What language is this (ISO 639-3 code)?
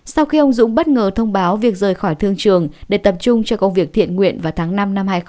vie